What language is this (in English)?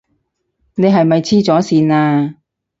Cantonese